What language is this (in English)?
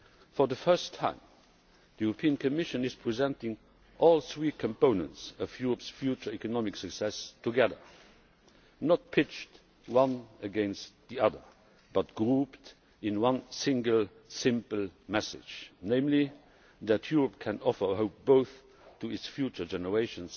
English